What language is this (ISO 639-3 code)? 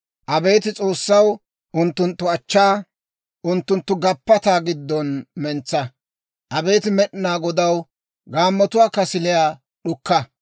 dwr